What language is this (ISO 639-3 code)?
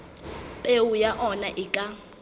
sot